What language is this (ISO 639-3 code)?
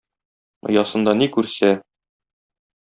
tat